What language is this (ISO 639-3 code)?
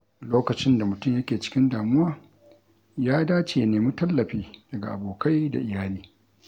hau